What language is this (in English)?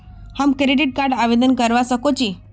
Magahi